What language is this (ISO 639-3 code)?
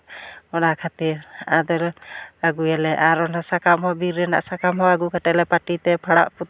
sat